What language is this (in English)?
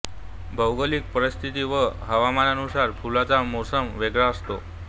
Marathi